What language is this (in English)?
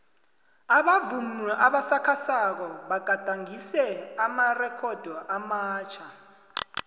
South Ndebele